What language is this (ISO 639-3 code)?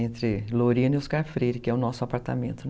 por